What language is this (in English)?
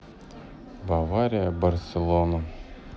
Russian